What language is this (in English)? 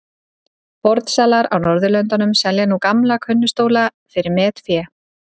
Icelandic